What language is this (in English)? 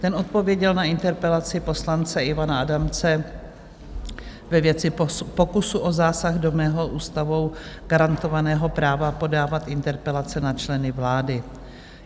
Czech